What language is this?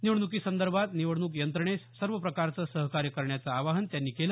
Marathi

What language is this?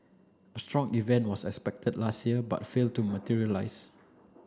English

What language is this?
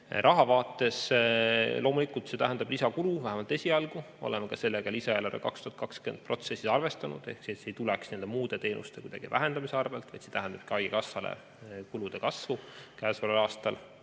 Estonian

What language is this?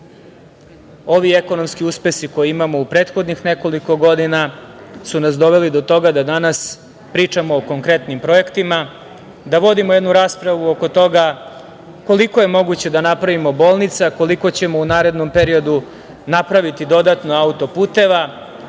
Serbian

